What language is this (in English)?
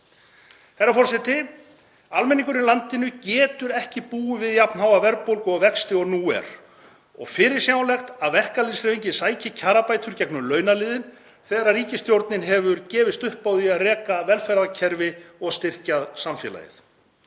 Icelandic